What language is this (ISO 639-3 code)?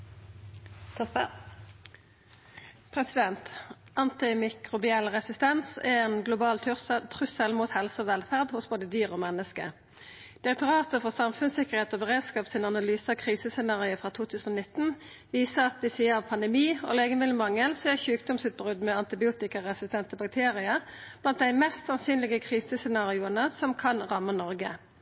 nno